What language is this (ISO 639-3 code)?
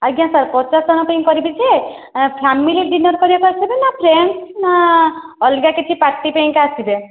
ori